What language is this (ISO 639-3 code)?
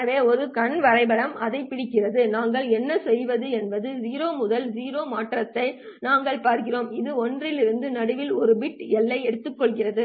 tam